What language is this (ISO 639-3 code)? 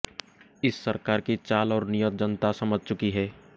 hin